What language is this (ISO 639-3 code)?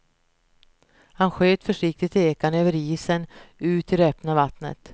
swe